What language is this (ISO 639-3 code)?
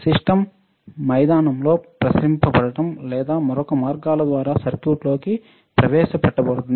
tel